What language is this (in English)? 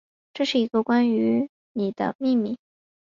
Chinese